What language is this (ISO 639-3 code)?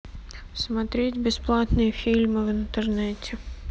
rus